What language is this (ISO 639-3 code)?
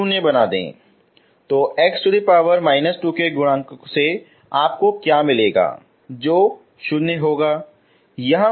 hin